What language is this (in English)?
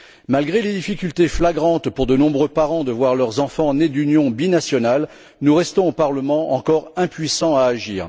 French